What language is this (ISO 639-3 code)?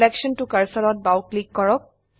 asm